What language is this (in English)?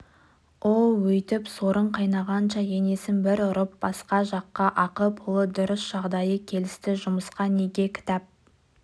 Kazakh